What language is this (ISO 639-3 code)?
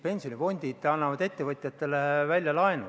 est